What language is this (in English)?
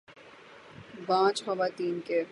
Urdu